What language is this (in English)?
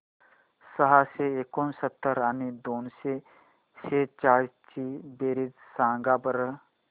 Marathi